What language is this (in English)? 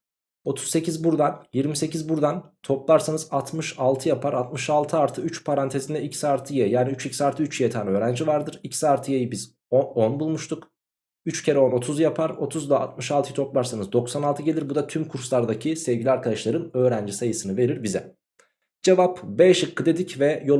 Turkish